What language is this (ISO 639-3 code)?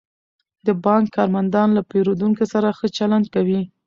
pus